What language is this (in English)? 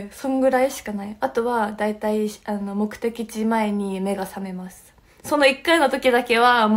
Japanese